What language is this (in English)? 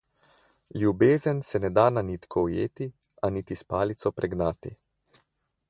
Slovenian